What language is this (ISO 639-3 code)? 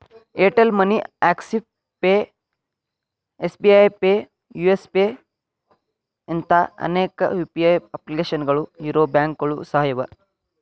kan